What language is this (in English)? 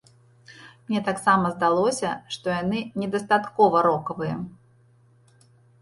Belarusian